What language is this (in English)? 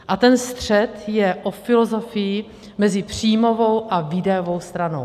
Czech